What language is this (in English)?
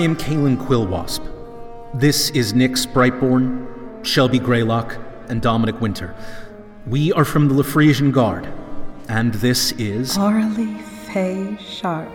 English